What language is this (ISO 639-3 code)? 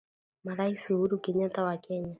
swa